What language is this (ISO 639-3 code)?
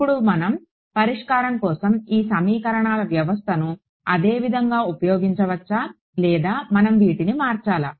tel